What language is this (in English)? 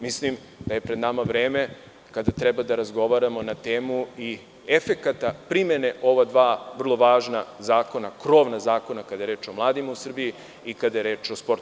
Serbian